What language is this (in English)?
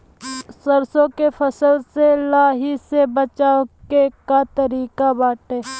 Bhojpuri